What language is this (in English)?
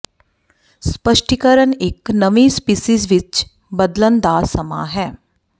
Punjabi